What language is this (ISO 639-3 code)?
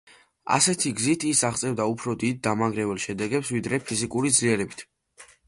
kat